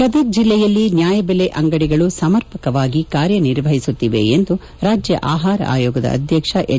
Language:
Kannada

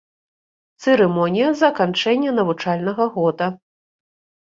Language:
Belarusian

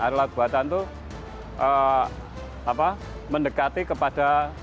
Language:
Indonesian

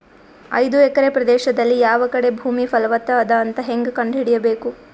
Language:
Kannada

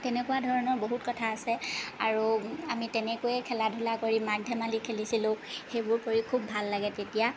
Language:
Assamese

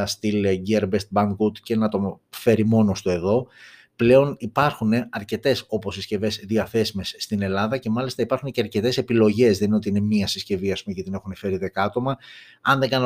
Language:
Greek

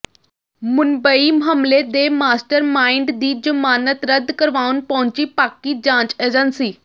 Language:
Punjabi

